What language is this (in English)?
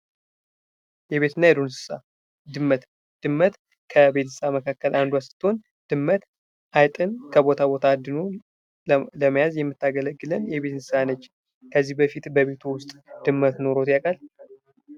Amharic